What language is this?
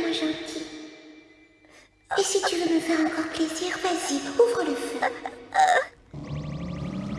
French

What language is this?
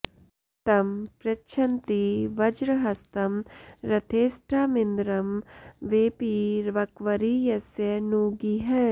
Sanskrit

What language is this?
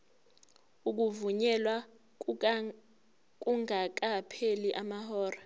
Zulu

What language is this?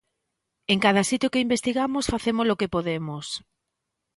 Galician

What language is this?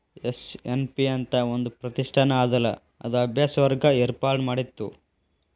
Kannada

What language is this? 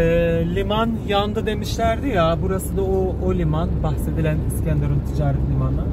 Turkish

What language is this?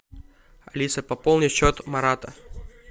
Russian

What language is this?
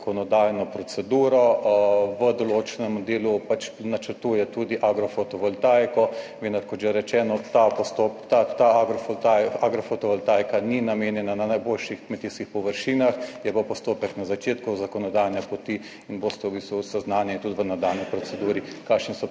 Slovenian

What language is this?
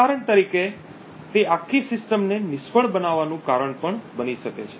Gujarati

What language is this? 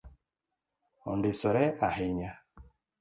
Luo (Kenya and Tanzania)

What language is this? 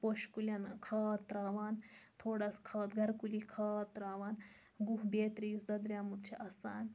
Kashmiri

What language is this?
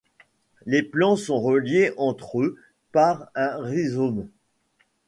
French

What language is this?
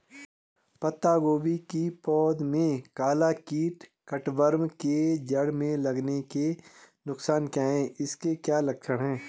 Hindi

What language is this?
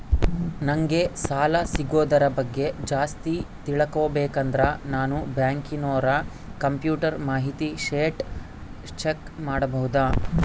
Kannada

